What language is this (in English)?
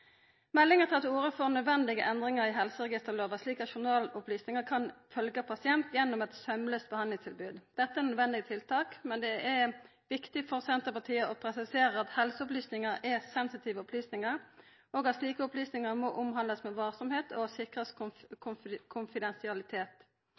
Norwegian Nynorsk